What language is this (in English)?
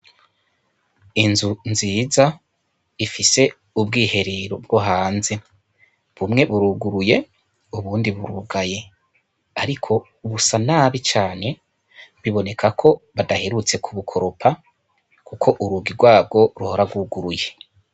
Rundi